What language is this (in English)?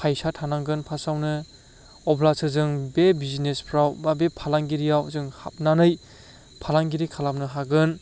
Bodo